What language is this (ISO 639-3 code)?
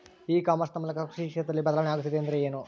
kan